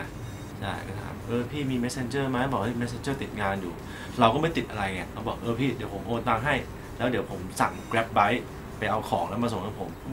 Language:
Thai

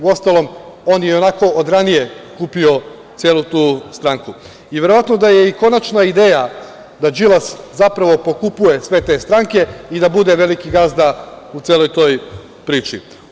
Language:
Serbian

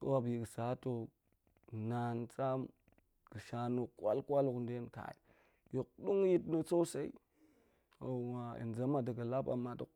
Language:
Goemai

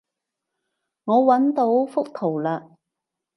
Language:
Cantonese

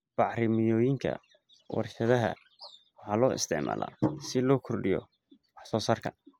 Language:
Somali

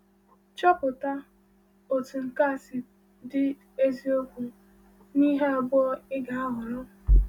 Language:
Igbo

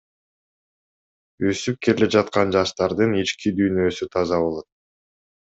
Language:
Kyrgyz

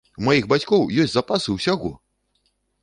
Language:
Belarusian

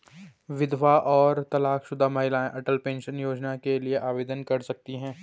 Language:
Hindi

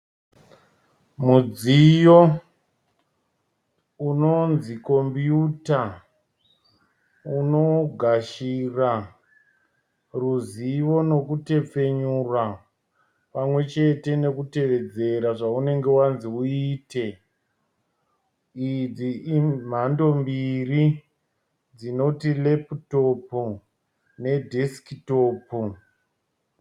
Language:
Shona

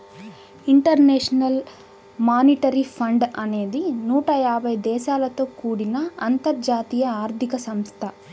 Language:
Telugu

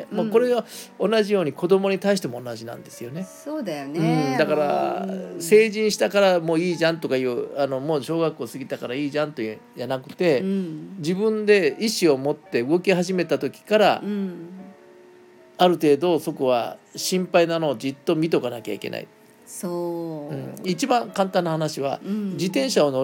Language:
Japanese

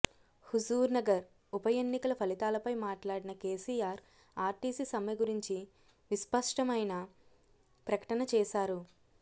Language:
Telugu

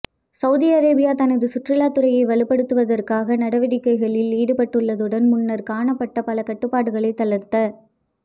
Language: Tamil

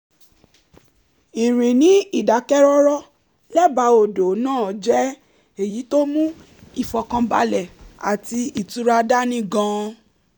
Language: Yoruba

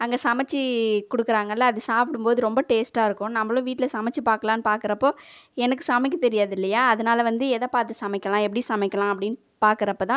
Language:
Tamil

